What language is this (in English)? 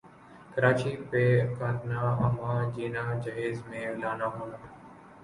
Urdu